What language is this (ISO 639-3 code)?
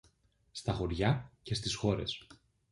ell